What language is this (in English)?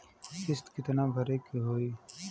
Bhojpuri